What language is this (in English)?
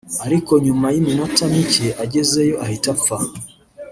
Kinyarwanda